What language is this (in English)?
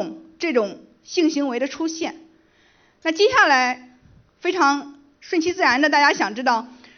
Chinese